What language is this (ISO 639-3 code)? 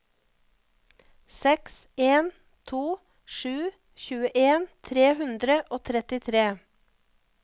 nor